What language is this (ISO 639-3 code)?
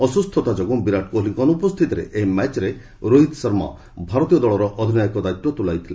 ori